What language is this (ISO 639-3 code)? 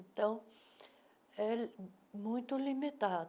por